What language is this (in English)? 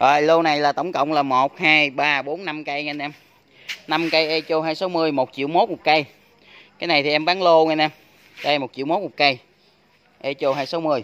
Vietnamese